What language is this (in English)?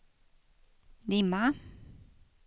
Swedish